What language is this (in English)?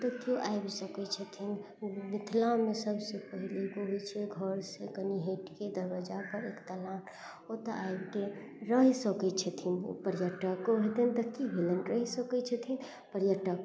Maithili